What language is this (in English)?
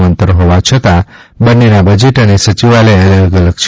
Gujarati